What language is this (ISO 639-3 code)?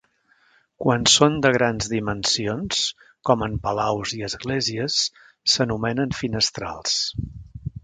cat